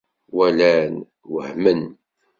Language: Kabyle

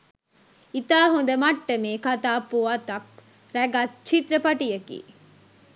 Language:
Sinhala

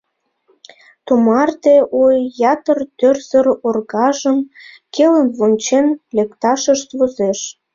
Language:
Mari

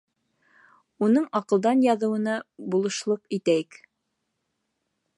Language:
Bashkir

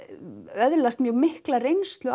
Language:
Icelandic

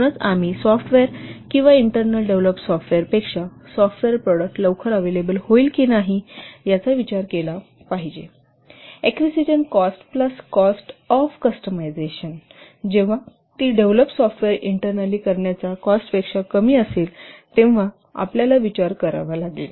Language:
Marathi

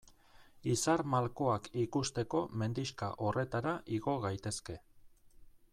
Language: Basque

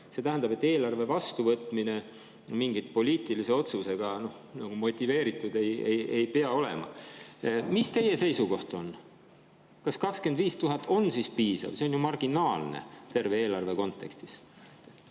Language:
Estonian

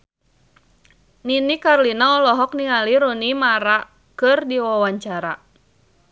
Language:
Sundanese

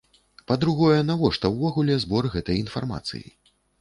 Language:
Belarusian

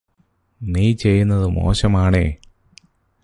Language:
Malayalam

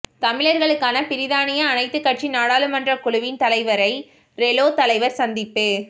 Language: Tamil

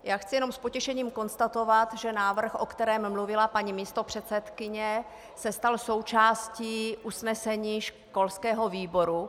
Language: Czech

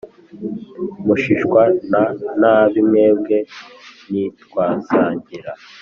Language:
Kinyarwanda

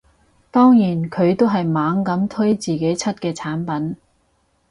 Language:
Cantonese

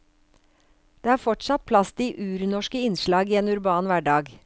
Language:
Norwegian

